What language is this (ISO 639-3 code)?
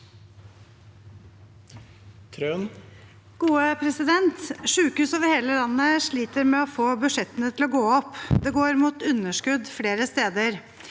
nor